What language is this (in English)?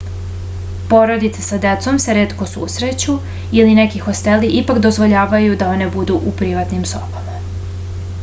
Serbian